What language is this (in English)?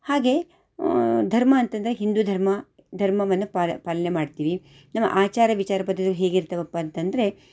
Kannada